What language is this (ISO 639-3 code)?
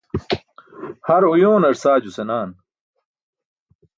bsk